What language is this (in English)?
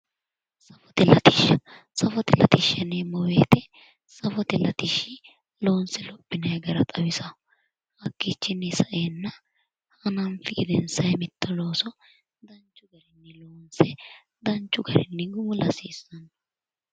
Sidamo